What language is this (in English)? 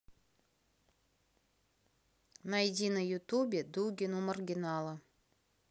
Russian